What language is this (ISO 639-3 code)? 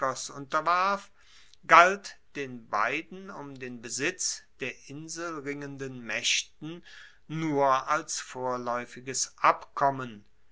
deu